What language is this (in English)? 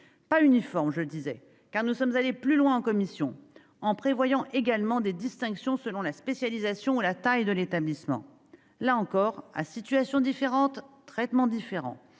French